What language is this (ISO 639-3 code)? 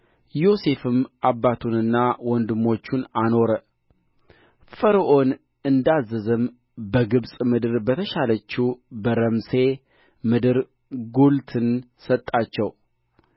amh